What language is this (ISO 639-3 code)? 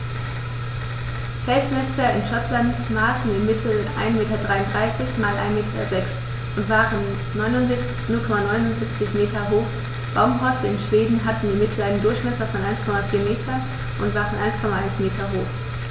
deu